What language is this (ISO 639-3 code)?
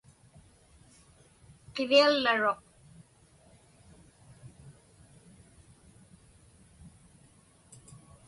ipk